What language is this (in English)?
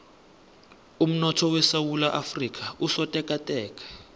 South Ndebele